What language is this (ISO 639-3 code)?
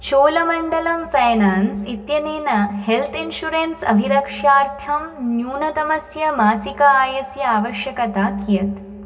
san